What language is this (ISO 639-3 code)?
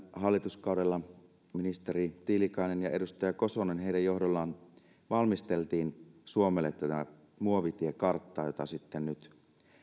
fin